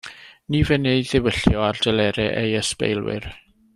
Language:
Welsh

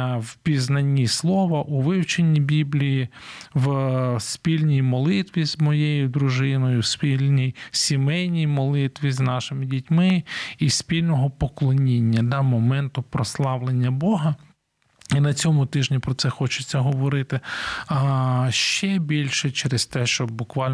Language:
Ukrainian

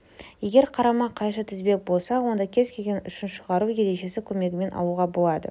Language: Kazakh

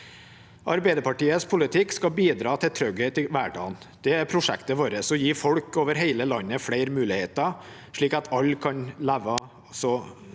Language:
Norwegian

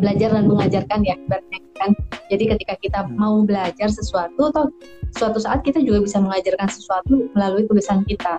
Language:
Indonesian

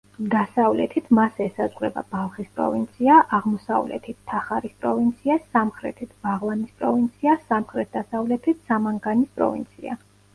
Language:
Georgian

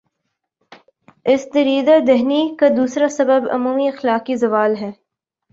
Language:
Urdu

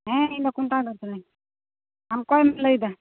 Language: Santali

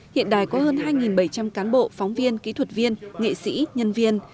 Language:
Vietnamese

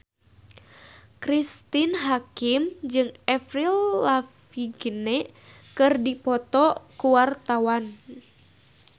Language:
Sundanese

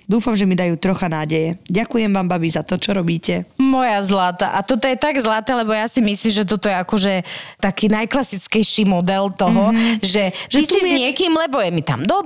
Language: Slovak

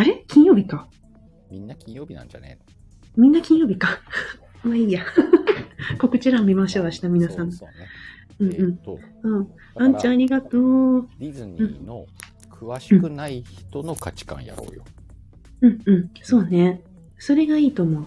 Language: Japanese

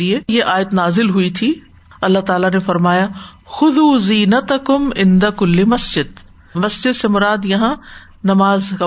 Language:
Urdu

